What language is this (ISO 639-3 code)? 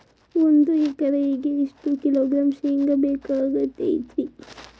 kan